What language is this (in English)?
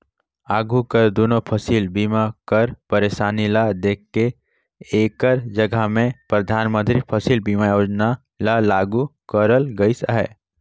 Chhattisgarhi